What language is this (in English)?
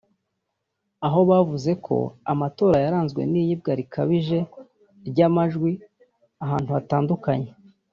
Kinyarwanda